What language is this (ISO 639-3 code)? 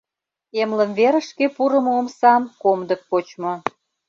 chm